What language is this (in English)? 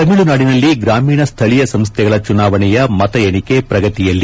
Kannada